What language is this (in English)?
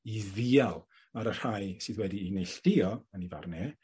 Welsh